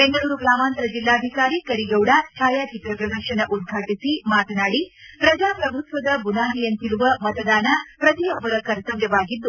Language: Kannada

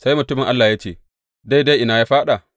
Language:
Hausa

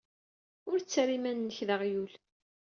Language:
Kabyle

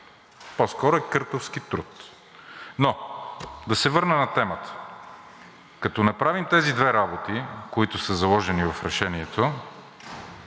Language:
Bulgarian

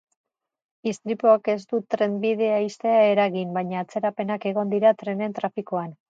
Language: Basque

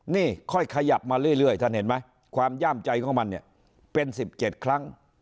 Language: Thai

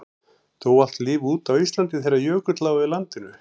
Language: Icelandic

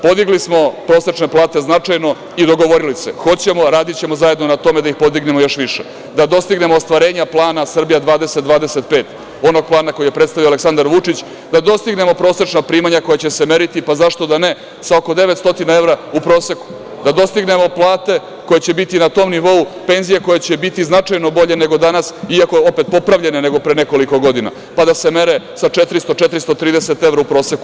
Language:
Serbian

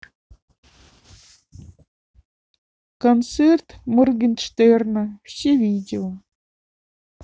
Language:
Russian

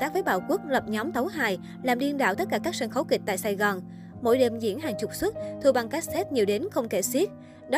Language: Vietnamese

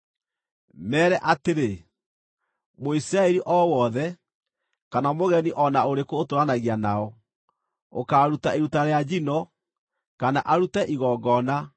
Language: Kikuyu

